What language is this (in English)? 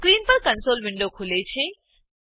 Gujarati